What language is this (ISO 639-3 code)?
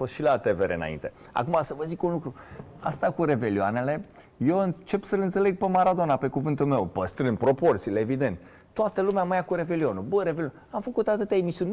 ron